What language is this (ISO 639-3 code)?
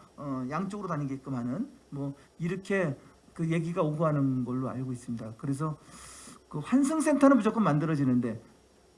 kor